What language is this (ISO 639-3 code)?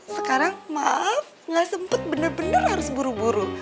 ind